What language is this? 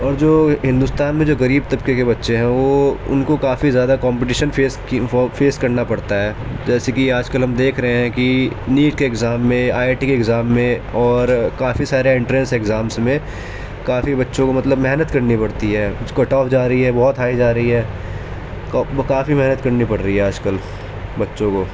Urdu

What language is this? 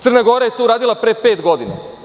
Serbian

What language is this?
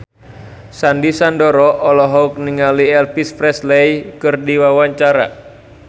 Sundanese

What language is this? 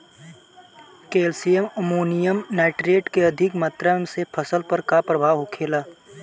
Bhojpuri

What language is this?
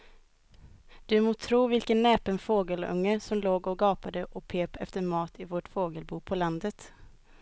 Swedish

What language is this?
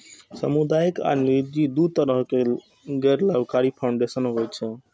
Maithili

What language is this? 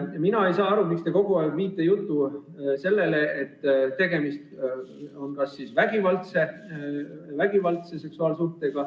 Estonian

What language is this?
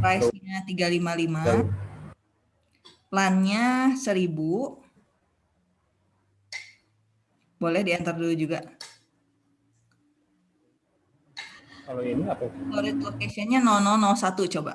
Indonesian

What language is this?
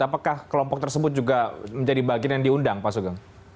Indonesian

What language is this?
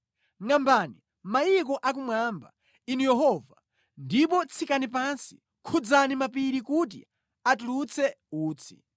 Nyanja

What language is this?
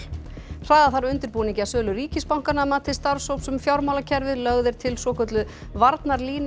Icelandic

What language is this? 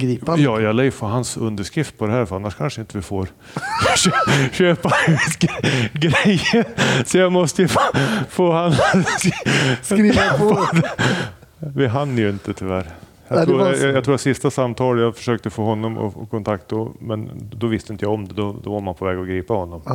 Swedish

